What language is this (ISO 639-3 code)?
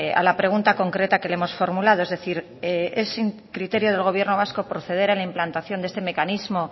spa